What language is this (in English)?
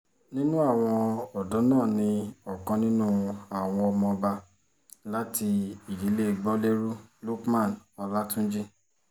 Yoruba